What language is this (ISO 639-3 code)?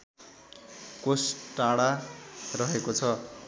nep